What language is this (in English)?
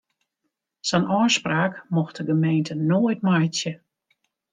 Western Frisian